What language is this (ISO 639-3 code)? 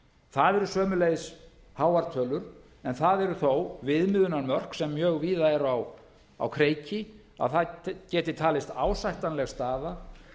isl